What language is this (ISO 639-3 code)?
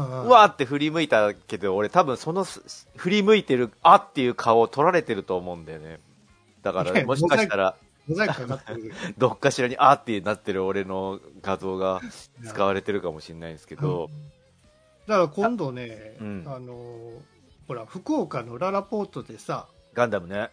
jpn